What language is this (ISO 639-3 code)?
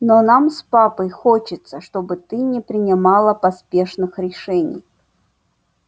rus